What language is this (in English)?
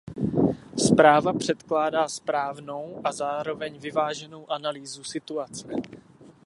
Czech